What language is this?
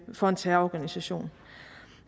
Danish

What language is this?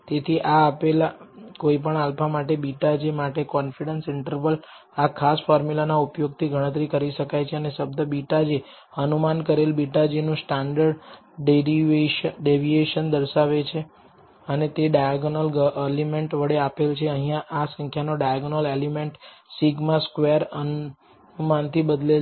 Gujarati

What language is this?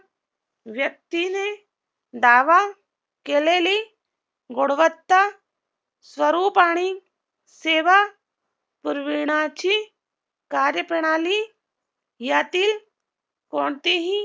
Marathi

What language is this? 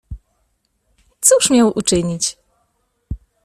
Polish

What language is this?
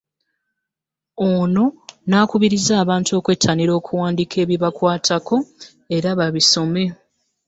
Ganda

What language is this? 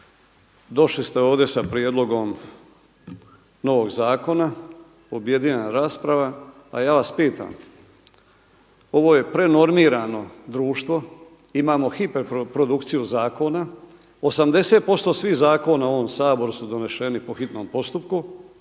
Croatian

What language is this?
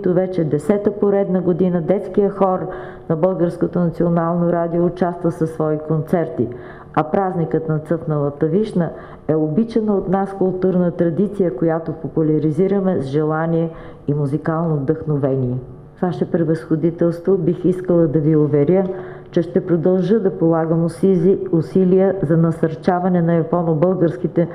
Bulgarian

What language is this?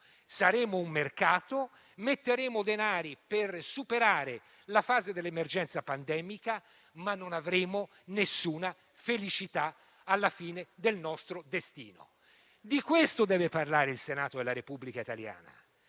Italian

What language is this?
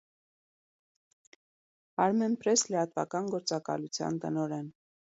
Armenian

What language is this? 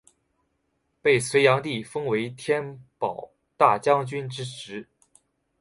Chinese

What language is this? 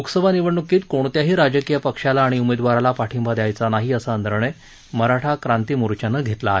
Marathi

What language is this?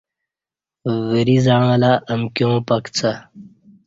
Kati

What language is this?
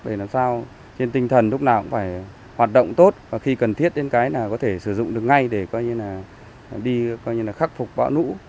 Vietnamese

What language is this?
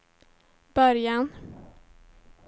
Swedish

